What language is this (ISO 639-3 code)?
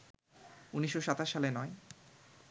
ben